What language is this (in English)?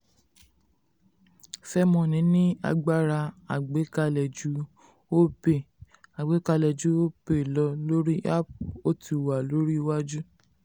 Yoruba